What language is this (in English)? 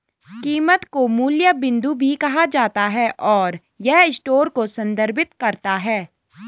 Hindi